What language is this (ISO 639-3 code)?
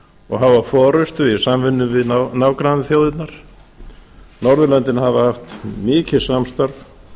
isl